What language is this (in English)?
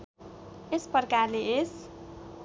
Nepali